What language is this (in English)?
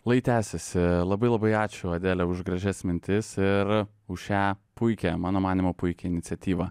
Lithuanian